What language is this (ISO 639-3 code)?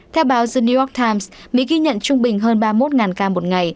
vie